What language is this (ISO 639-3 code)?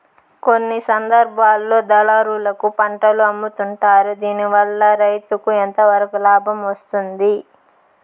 tel